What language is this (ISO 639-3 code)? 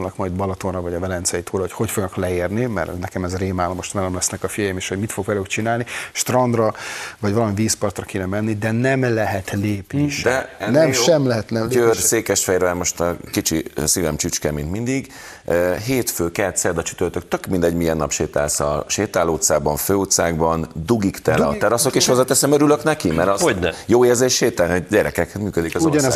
hun